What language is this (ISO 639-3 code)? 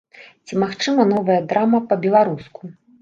bel